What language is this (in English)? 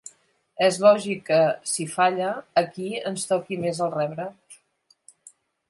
Catalan